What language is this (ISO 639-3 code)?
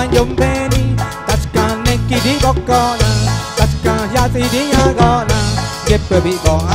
spa